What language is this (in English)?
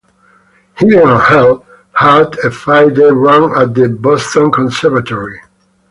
English